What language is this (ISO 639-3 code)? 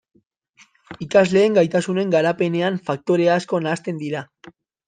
eus